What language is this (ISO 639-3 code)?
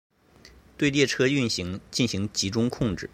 zho